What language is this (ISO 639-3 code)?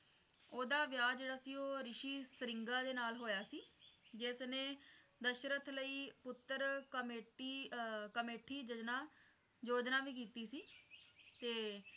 pan